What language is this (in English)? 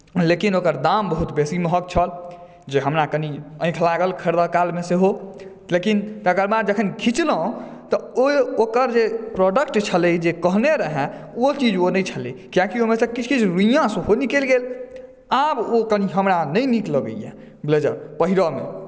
Maithili